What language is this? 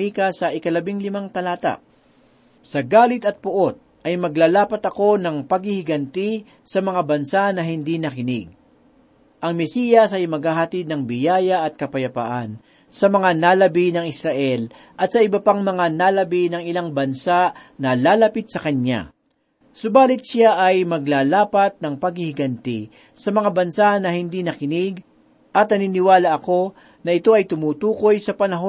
Filipino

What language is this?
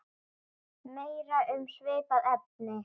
Icelandic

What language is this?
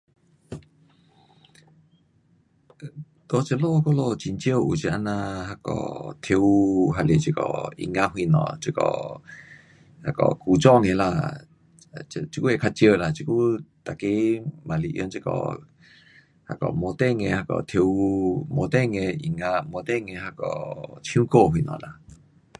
Pu-Xian Chinese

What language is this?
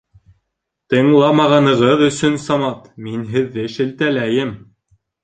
Bashkir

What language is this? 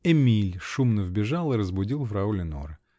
Russian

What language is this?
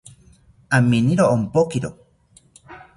South Ucayali Ashéninka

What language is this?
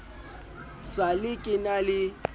Southern Sotho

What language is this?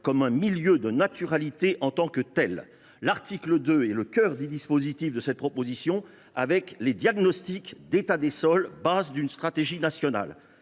French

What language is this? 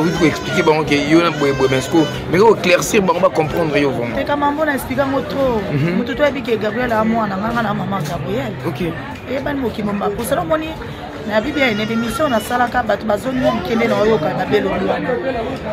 French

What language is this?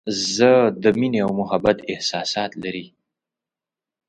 Pashto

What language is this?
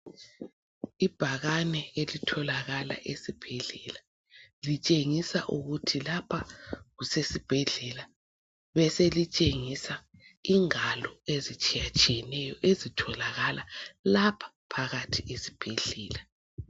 North Ndebele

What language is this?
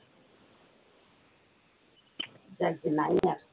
Bangla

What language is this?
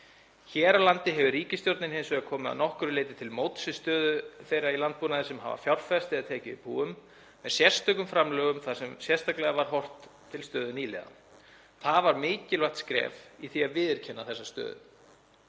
Icelandic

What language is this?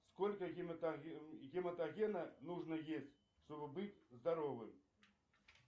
Russian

